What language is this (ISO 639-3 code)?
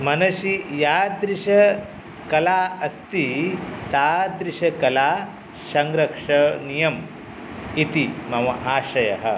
san